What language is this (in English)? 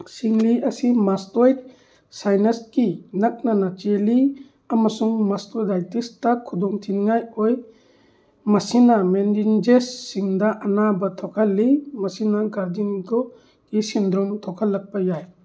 Manipuri